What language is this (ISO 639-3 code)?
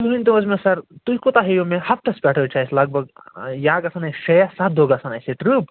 kas